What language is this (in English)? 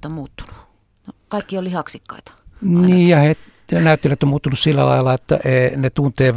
Finnish